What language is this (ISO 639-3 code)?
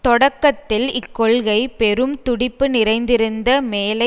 tam